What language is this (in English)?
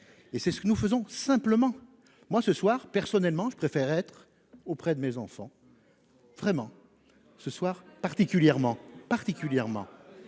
French